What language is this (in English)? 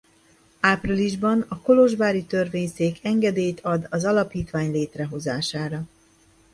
Hungarian